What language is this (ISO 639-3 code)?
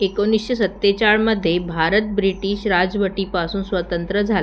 mar